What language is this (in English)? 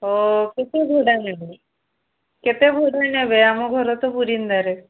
Odia